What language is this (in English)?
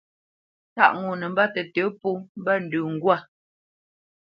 Bamenyam